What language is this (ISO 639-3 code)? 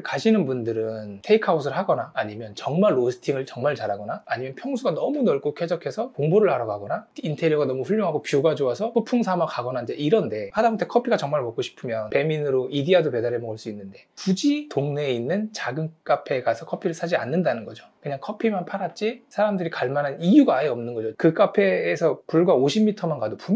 kor